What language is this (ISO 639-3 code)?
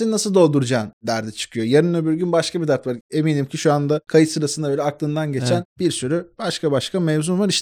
tur